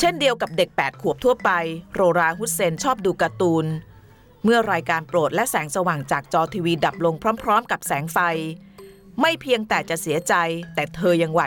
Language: Thai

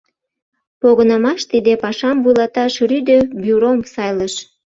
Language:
Mari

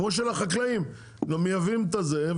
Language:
Hebrew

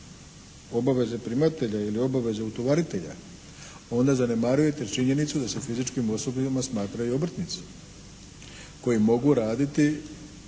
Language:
Croatian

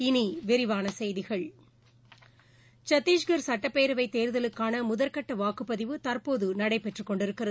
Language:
Tamil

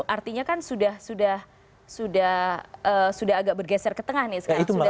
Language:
Indonesian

